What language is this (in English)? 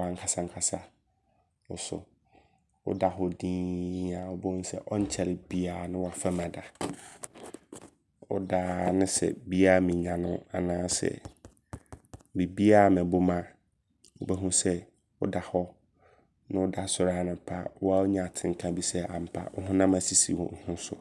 Abron